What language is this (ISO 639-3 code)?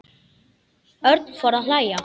isl